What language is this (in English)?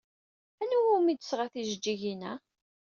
Kabyle